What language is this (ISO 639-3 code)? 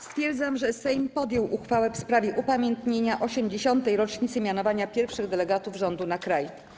pol